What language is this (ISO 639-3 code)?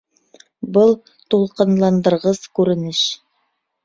bak